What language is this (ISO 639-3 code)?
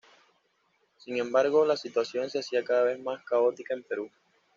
spa